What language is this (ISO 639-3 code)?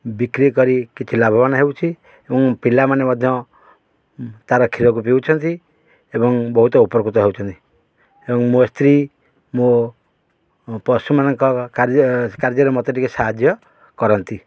ori